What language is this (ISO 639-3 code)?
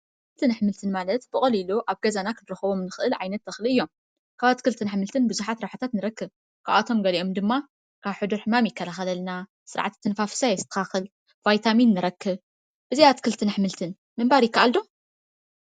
tir